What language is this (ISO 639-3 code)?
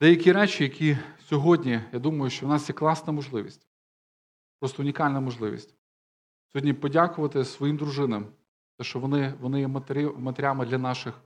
ukr